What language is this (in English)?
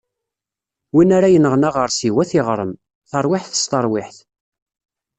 Kabyle